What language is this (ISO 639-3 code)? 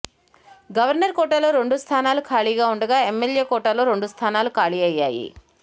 tel